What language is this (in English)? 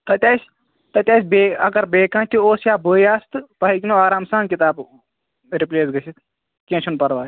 Kashmiri